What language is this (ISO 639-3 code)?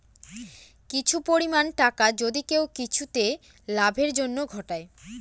ben